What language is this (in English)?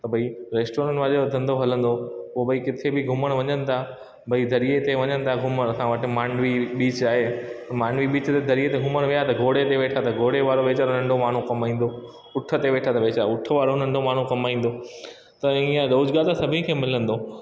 Sindhi